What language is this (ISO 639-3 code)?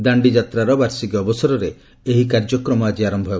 ori